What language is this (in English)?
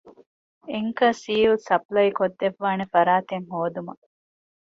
Divehi